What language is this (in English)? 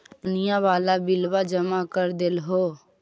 Magahi